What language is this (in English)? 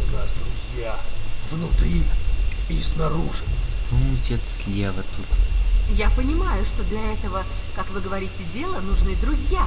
Russian